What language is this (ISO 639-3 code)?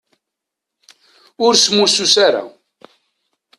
kab